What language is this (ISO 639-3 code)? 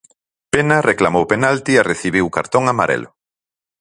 glg